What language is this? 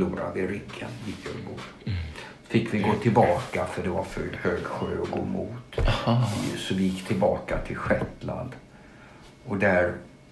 Swedish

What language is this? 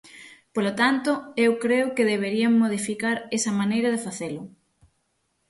Galician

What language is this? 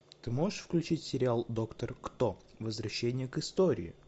Russian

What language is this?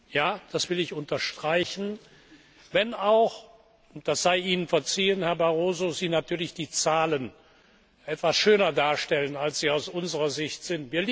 German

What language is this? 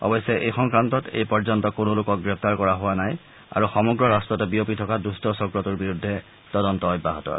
Assamese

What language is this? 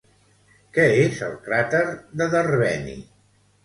Catalan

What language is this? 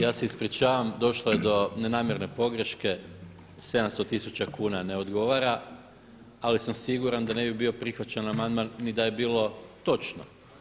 Croatian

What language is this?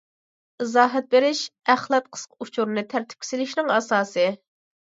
Uyghur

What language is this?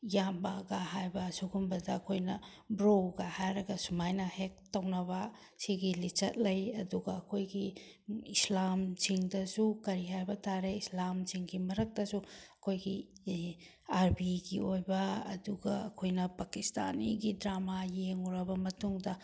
Manipuri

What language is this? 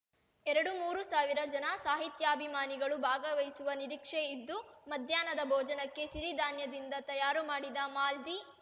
Kannada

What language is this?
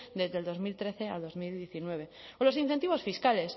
Spanish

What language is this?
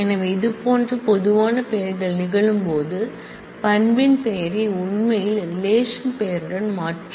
Tamil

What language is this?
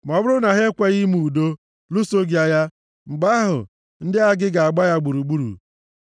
Igbo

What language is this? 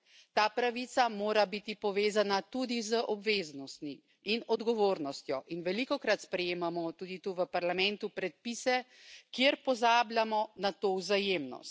Slovenian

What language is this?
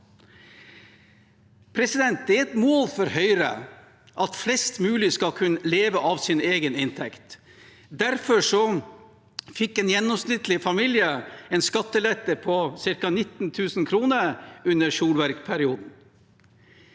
Norwegian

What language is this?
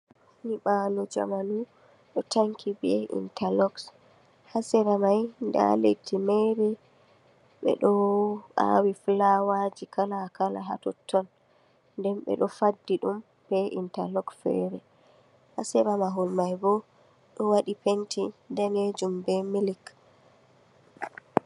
Fula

